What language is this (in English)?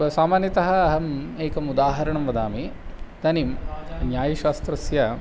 Sanskrit